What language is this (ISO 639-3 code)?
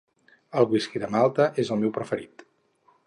cat